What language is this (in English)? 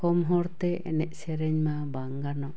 Santali